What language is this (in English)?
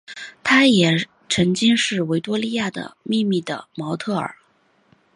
Chinese